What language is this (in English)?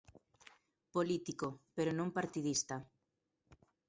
Galician